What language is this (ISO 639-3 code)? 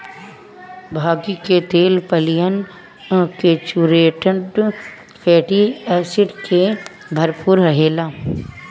bho